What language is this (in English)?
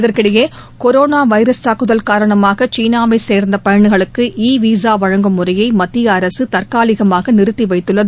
Tamil